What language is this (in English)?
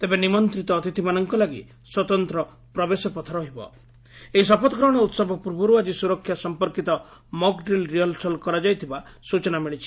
Odia